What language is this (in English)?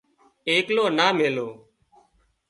Wadiyara Koli